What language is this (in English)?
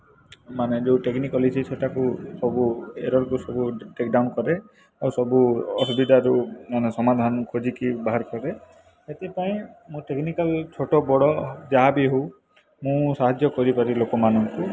Odia